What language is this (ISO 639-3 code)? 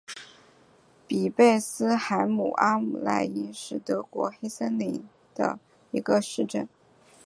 zho